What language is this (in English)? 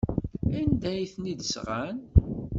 Kabyle